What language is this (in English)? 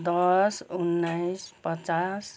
Nepali